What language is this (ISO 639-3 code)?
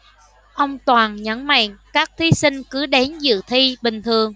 vie